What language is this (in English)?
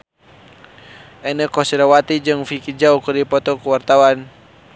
Sundanese